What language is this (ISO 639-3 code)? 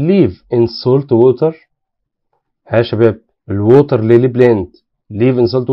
ara